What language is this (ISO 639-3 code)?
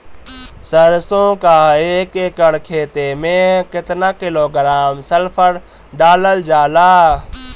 bho